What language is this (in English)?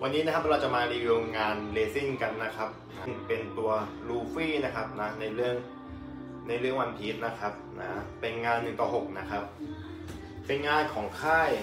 Thai